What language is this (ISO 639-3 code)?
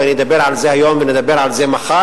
heb